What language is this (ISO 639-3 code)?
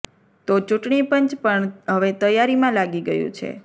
guj